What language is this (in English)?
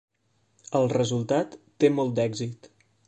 Catalan